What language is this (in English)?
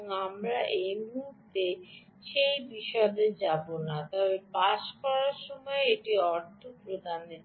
Bangla